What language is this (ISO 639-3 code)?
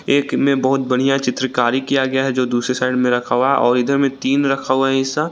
hin